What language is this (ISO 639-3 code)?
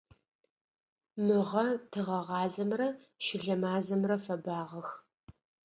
ady